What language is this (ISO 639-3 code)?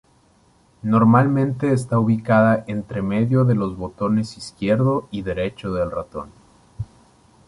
spa